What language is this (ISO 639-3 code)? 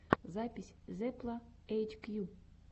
rus